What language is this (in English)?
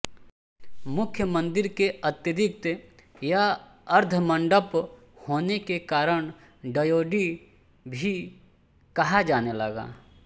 Hindi